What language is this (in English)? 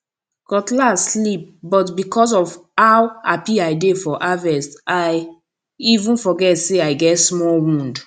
Nigerian Pidgin